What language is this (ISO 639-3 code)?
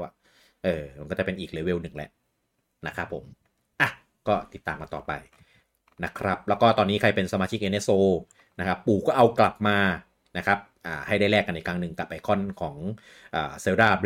tha